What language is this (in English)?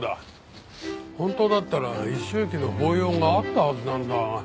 Japanese